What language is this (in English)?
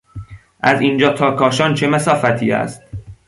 Persian